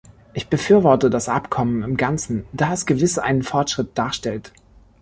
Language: German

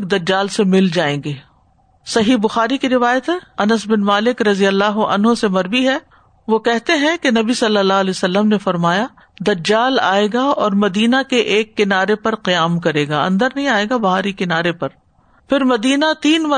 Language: Urdu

